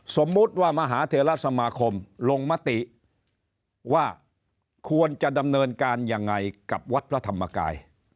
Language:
Thai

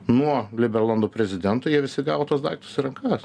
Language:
Lithuanian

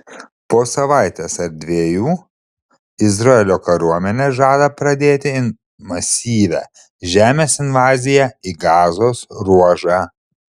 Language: Lithuanian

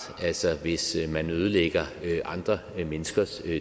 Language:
Danish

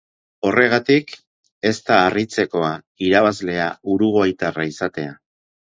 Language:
Basque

